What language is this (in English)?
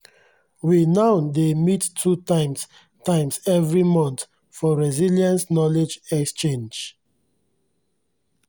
Nigerian Pidgin